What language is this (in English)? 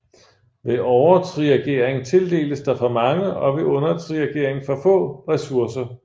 Danish